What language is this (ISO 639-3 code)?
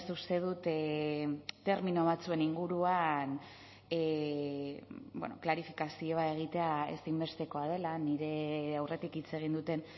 eus